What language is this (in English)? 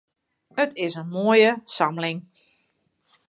Western Frisian